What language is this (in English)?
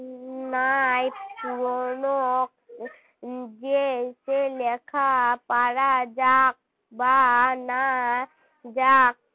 Bangla